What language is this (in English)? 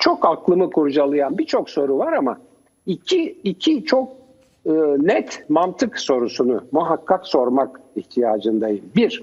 Turkish